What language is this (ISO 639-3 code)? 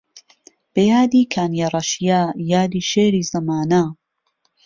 ckb